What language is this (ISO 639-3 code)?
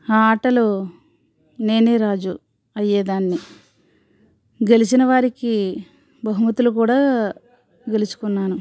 tel